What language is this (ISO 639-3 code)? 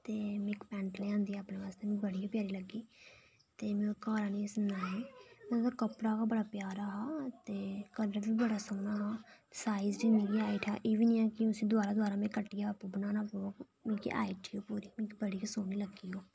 doi